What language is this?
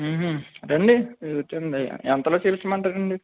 Telugu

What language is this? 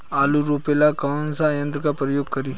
Bhojpuri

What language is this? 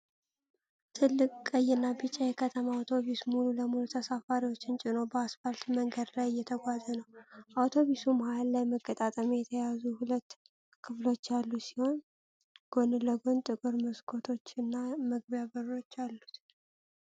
Amharic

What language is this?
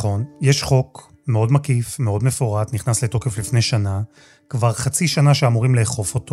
Hebrew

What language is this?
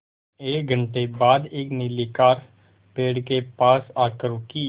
Hindi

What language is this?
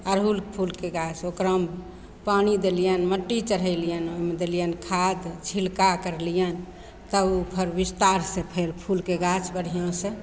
Maithili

